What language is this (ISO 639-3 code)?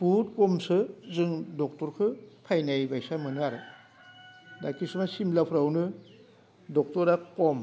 brx